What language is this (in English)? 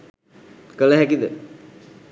Sinhala